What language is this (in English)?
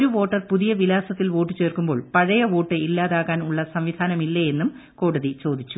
Malayalam